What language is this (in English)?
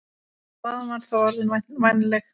Icelandic